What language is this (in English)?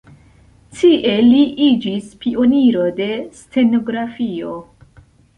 Esperanto